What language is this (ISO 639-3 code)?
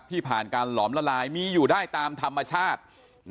tha